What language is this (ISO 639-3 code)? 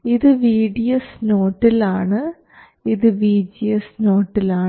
mal